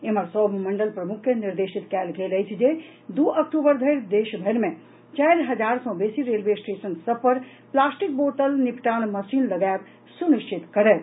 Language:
Maithili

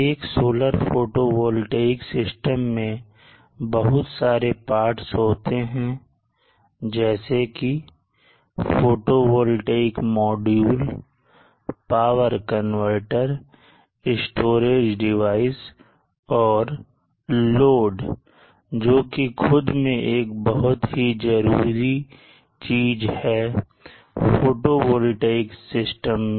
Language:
Hindi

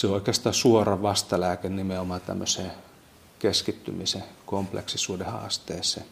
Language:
Finnish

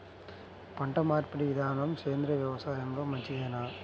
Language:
Telugu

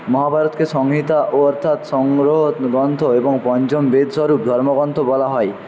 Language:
Bangla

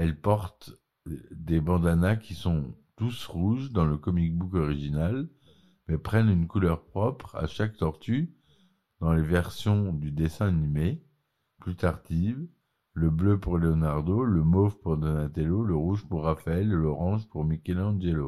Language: French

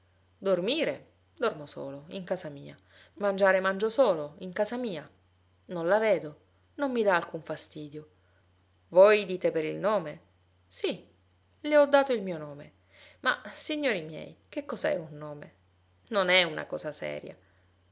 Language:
Italian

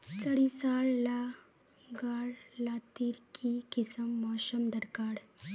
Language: Magahi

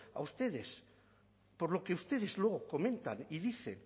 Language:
Spanish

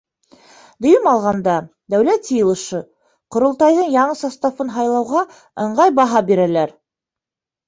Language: Bashkir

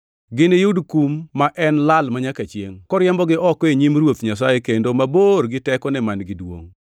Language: Luo (Kenya and Tanzania)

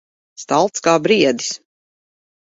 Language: Latvian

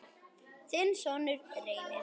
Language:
Icelandic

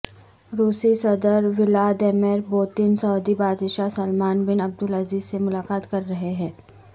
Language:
Urdu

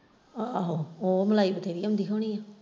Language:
Punjabi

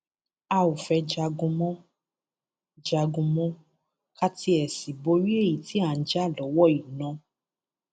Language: Yoruba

